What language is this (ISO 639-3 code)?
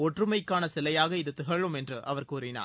tam